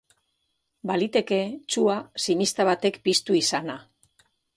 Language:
Basque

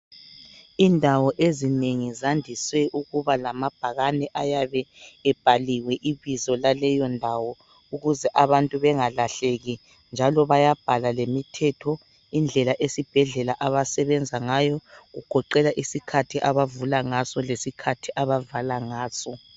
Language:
North Ndebele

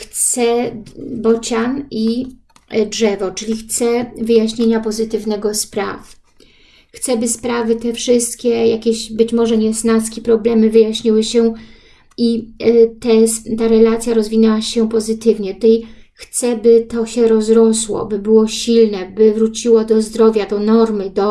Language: Polish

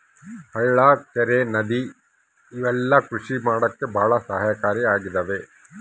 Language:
Kannada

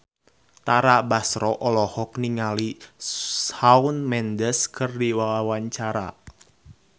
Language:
Sundanese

